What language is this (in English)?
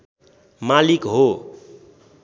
Nepali